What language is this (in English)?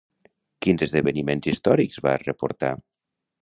Catalan